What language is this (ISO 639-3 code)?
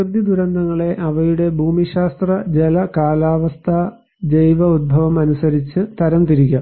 mal